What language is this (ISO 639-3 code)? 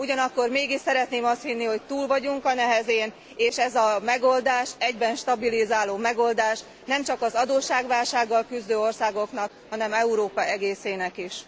hun